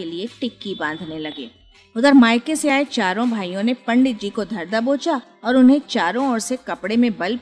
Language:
Hindi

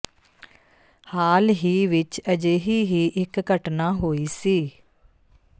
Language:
Punjabi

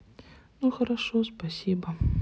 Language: Russian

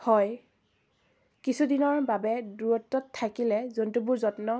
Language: Assamese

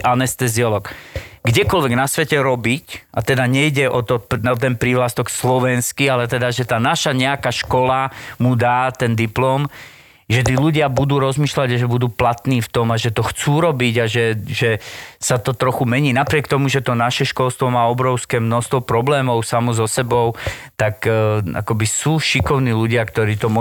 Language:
Slovak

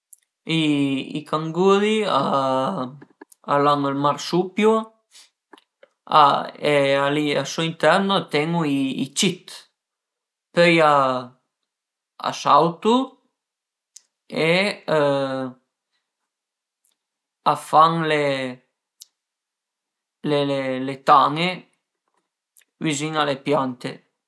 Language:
Piedmontese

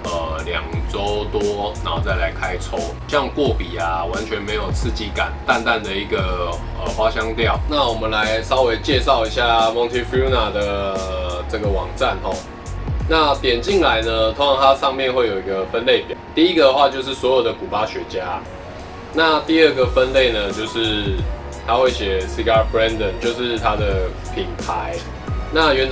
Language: Chinese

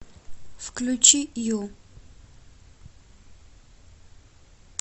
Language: Russian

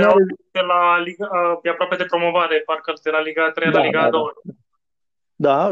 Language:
Romanian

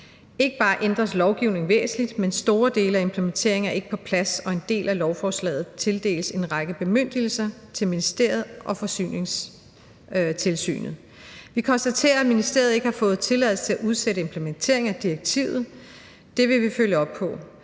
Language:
Danish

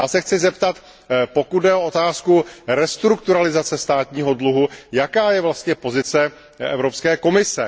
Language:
Czech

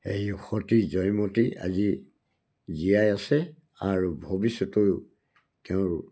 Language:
Assamese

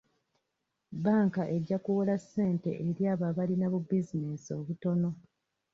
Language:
Ganda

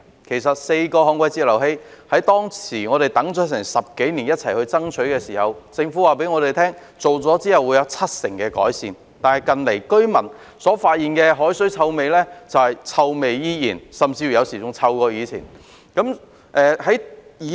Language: Cantonese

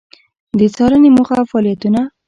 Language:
Pashto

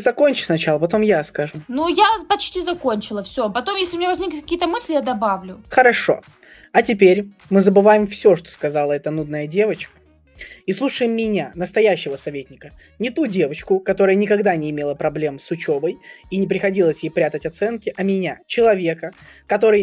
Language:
Russian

